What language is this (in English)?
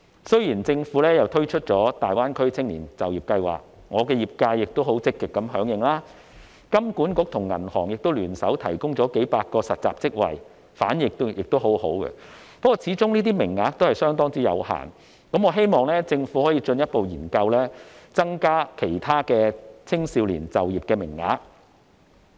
Cantonese